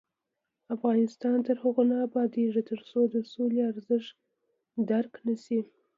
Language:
Pashto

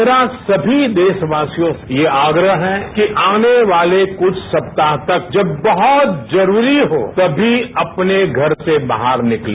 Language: Hindi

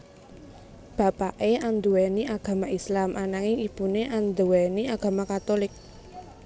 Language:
Javanese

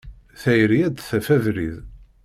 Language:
Kabyle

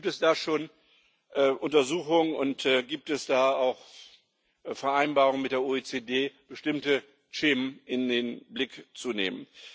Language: German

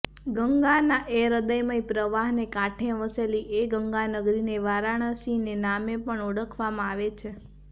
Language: Gujarati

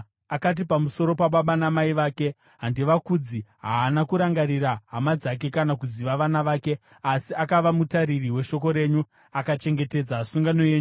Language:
Shona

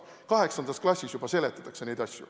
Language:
Estonian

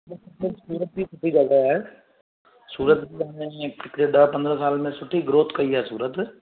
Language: Sindhi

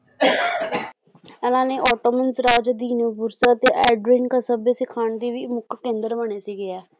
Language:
Punjabi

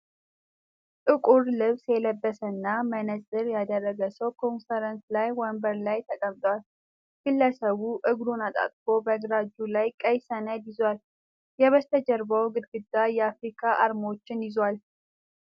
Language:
Amharic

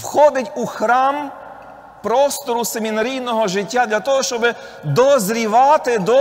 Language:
Ukrainian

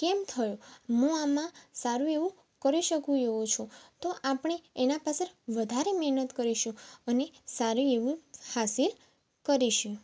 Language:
Gujarati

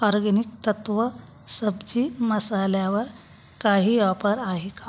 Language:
Marathi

